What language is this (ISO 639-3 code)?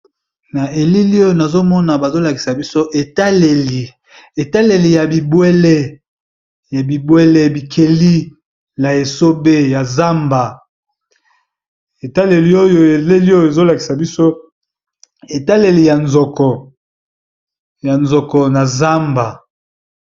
lin